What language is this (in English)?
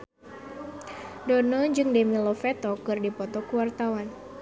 Sundanese